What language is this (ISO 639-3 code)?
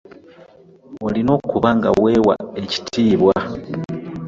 lug